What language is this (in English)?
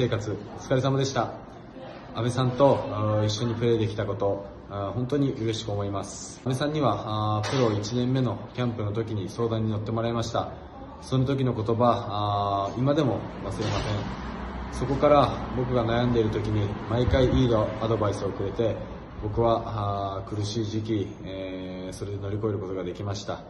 Japanese